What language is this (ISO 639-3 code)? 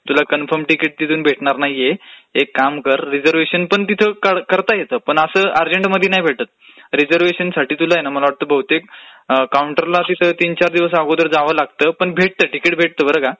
mar